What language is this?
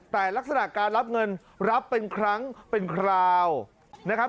Thai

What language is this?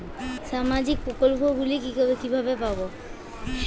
Bangla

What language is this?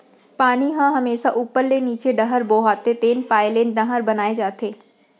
Chhattisgarhi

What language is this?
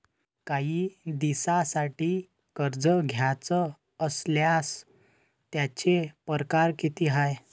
Marathi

